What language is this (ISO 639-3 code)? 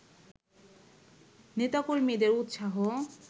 ben